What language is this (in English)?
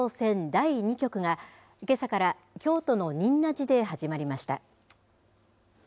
Japanese